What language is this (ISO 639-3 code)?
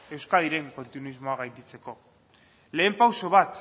eus